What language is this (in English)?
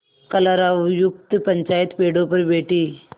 Hindi